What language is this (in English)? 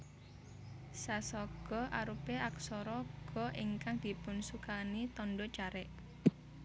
Javanese